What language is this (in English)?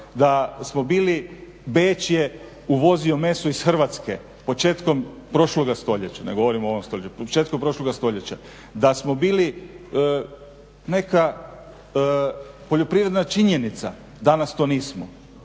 Croatian